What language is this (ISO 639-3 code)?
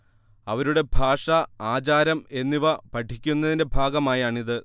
mal